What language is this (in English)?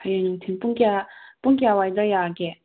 Manipuri